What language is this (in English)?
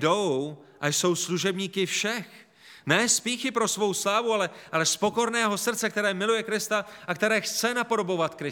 Czech